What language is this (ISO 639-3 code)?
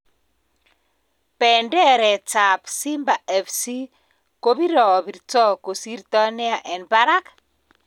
kln